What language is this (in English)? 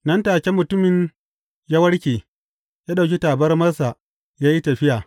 Hausa